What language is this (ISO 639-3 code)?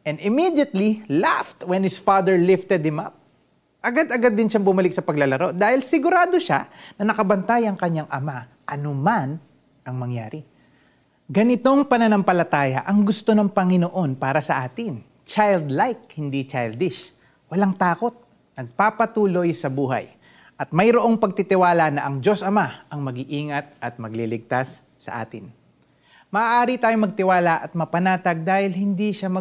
fil